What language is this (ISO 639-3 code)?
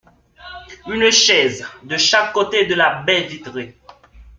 fra